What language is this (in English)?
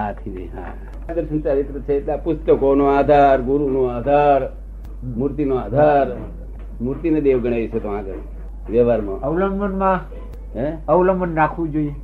Gujarati